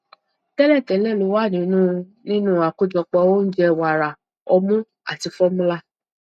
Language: Yoruba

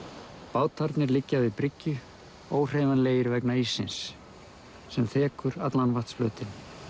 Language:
Icelandic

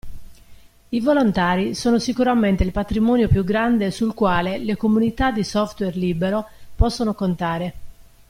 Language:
Italian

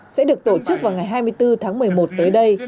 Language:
Vietnamese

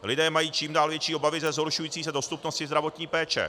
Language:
Czech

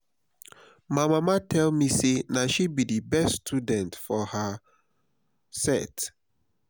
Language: Nigerian Pidgin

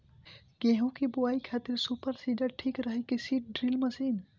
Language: Bhojpuri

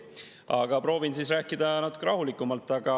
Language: Estonian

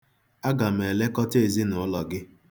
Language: Igbo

